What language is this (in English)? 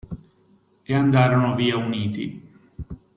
Italian